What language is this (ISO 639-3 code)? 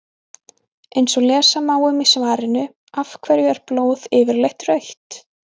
isl